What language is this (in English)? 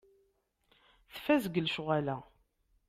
Kabyle